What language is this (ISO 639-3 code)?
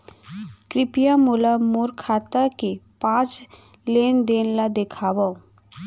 hne